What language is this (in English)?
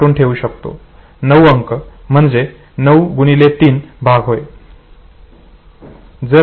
Marathi